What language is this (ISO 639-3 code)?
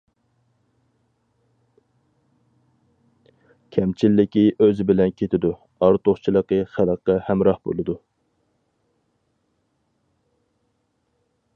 uig